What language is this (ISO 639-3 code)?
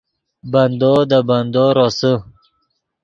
ydg